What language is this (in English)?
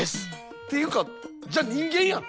Japanese